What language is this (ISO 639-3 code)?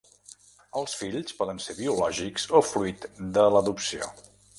cat